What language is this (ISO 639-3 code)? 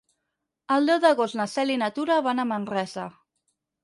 cat